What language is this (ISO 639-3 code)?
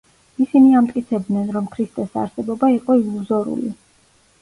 kat